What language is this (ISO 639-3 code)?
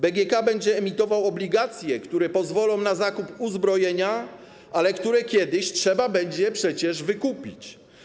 pol